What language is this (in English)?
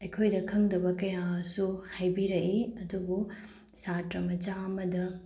Manipuri